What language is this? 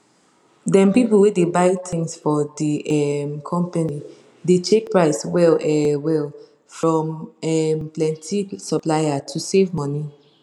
Nigerian Pidgin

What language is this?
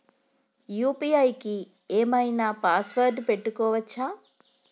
Telugu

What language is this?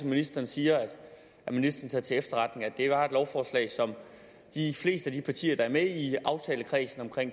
Danish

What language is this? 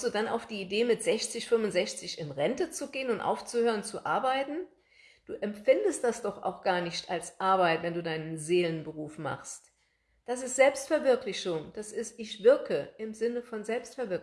German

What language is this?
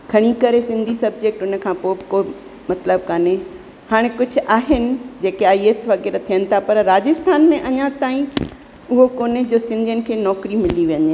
Sindhi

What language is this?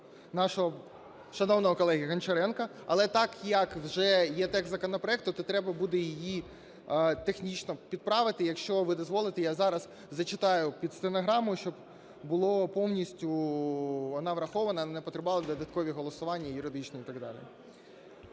Ukrainian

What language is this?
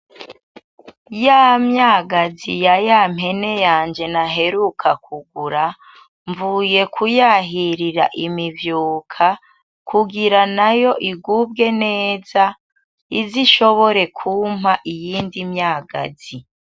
Rundi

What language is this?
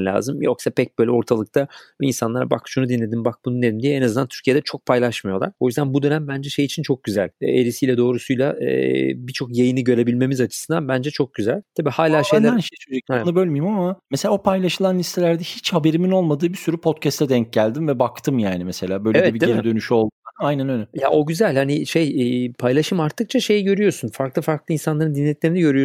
Turkish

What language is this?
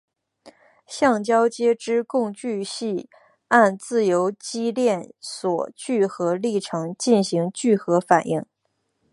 Chinese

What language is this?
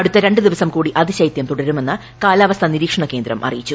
Malayalam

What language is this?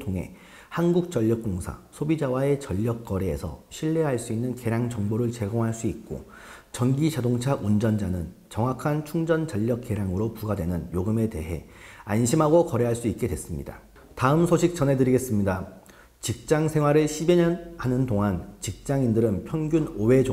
Korean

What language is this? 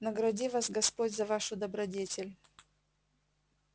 Russian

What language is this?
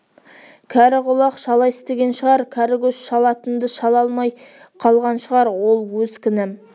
Kazakh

